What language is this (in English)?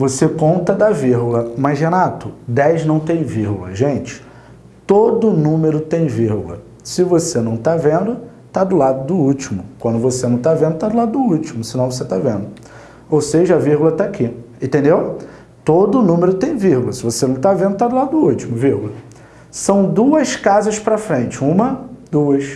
Portuguese